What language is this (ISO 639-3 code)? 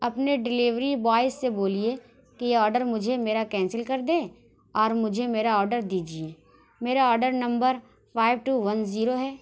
urd